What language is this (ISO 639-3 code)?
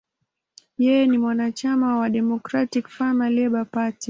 swa